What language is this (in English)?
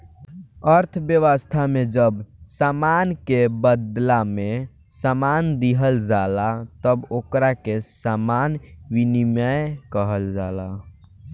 Bhojpuri